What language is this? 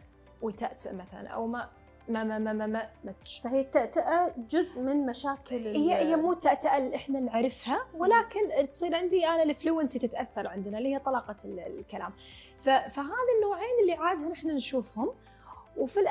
Arabic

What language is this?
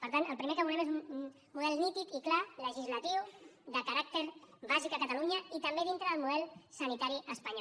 Catalan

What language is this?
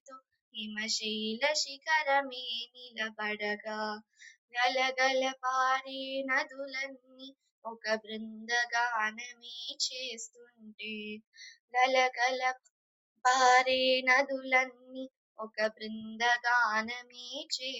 Telugu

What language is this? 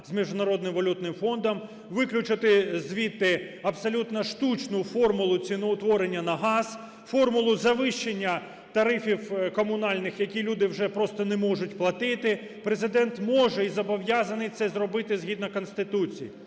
Ukrainian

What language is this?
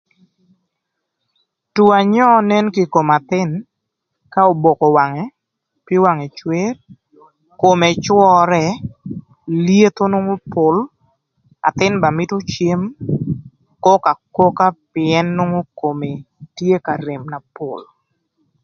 Thur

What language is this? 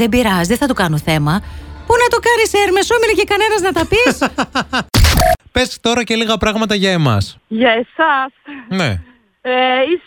Greek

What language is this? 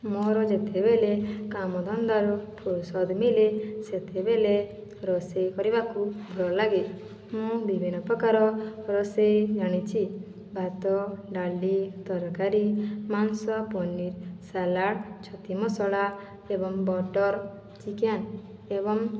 Odia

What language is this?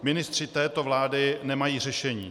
Czech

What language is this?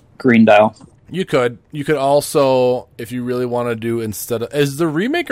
English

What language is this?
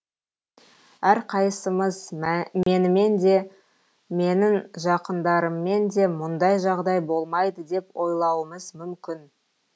Kazakh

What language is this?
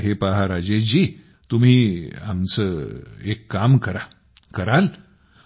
Marathi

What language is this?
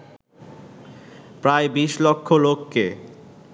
Bangla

